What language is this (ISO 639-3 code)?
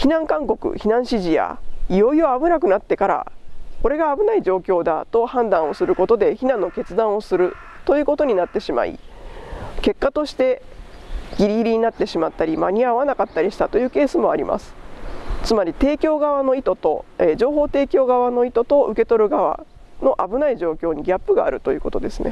jpn